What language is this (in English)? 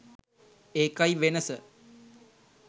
Sinhala